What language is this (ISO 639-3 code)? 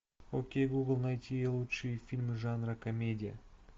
rus